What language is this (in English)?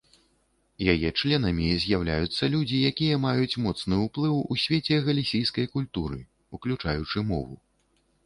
Belarusian